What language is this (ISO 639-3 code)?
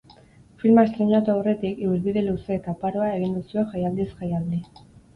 eus